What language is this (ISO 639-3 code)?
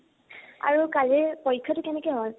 asm